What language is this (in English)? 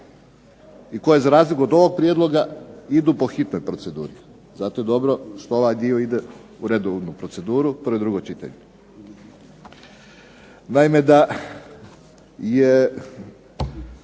Croatian